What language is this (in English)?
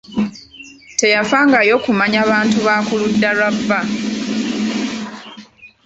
Ganda